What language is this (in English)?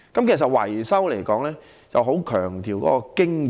Cantonese